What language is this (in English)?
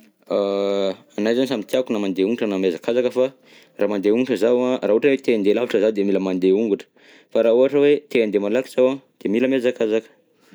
Southern Betsimisaraka Malagasy